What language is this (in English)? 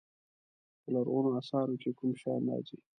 Pashto